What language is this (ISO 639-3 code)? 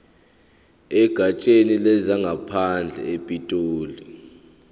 zul